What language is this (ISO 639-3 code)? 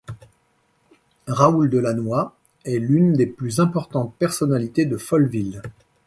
fra